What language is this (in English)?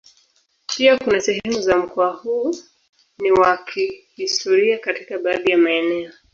Swahili